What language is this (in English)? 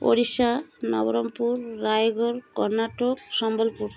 Odia